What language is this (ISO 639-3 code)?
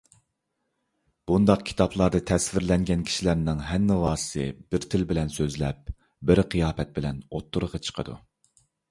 uig